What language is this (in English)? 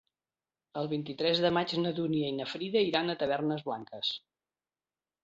Catalan